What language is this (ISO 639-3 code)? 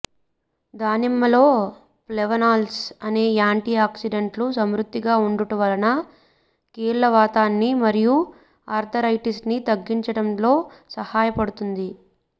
tel